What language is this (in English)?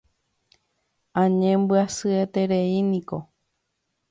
Guarani